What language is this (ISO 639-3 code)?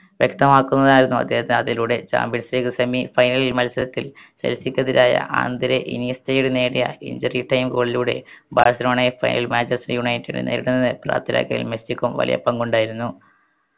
mal